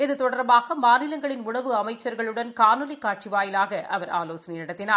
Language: Tamil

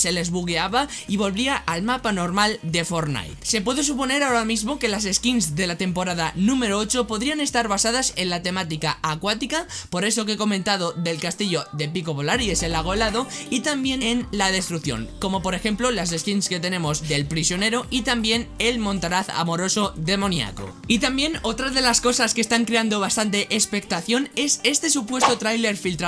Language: Spanish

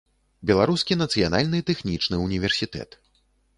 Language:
Belarusian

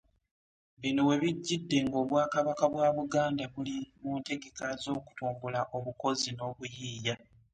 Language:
Ganda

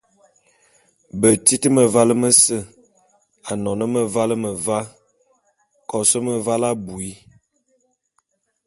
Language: Bulu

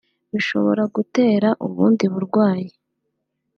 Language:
Kinyarwanda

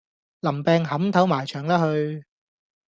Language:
Cantonese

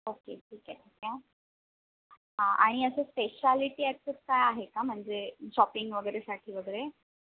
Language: Marathi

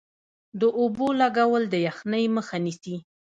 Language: Pashto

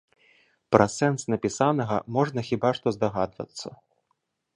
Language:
Belarusian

